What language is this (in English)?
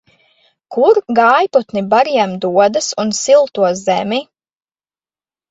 Latvian